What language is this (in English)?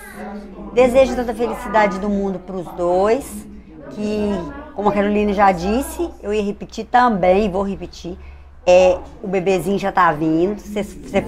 Portuguese